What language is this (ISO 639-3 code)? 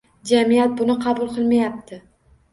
uzb